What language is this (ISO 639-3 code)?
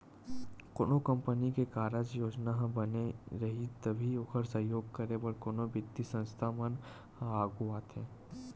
hne